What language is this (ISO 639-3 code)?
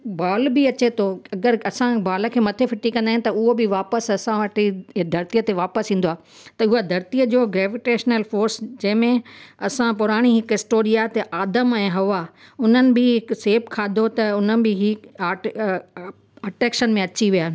snd